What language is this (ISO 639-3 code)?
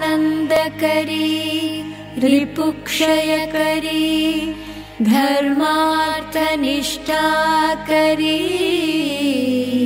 hin